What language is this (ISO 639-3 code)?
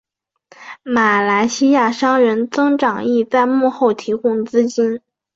zho